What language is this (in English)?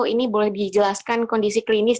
Indonesian